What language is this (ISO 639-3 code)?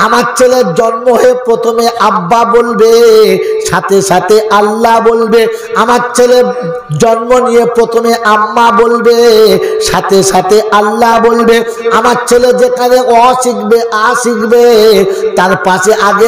ara